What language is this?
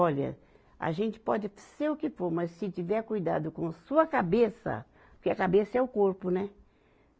Portuguese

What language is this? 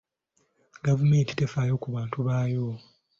Ganda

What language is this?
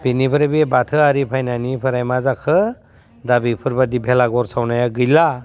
Bodo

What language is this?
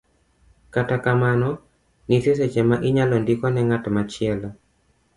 Luo (Kenya and Tanzania)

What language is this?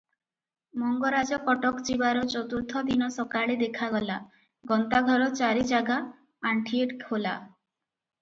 Odia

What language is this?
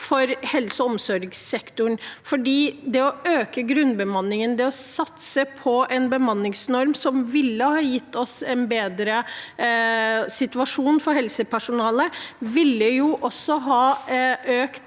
Norwegian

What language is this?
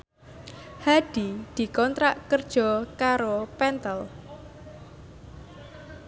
Javanese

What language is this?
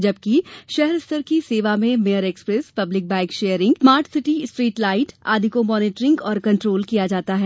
Hindi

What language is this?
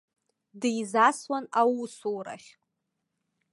Abkhazian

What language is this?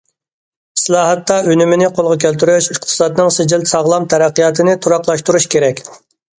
Uyghur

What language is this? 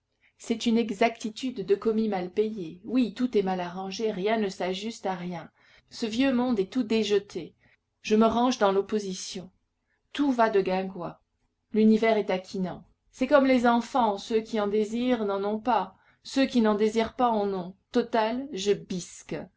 French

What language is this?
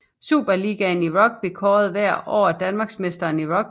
Danish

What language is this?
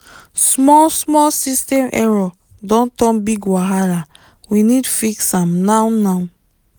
Nigerian Pidgin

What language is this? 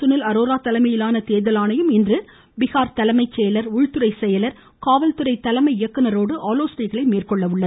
Tamil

